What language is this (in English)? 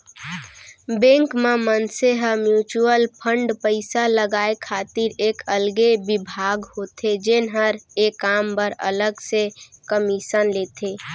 Chhattisgarhi